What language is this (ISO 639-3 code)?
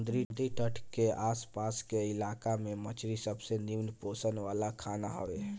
bho